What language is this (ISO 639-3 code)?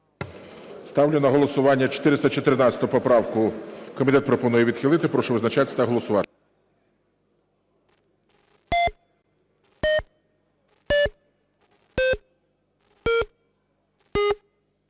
ukr